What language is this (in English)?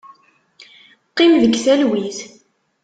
Kabyle